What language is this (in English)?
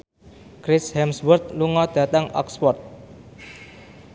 Javanese